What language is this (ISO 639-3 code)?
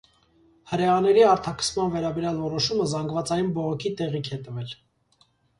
hye